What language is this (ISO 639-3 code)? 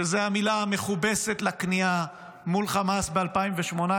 heb